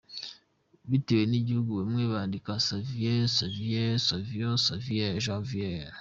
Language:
Kinyarwanda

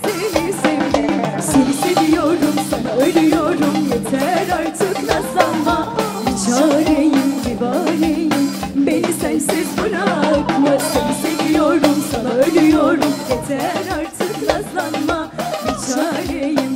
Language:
Turkish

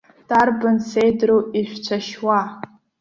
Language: Abkhazian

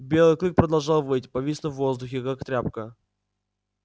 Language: Russian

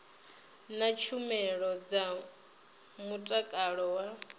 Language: Venda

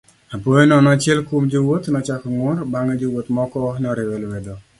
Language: Luo (Kenya and Tanzania)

